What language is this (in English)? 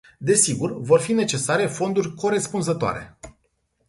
Romanian